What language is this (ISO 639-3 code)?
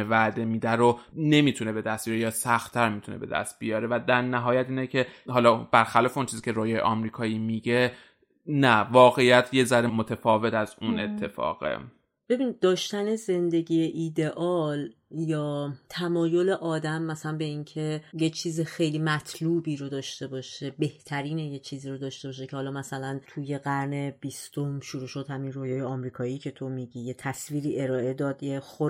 fas